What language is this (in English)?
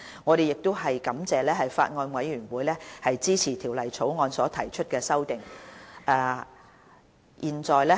Cantonese